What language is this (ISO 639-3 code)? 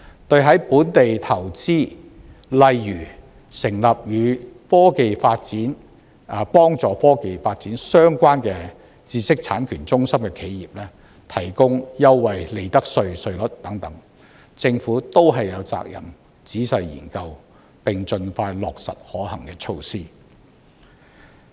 yue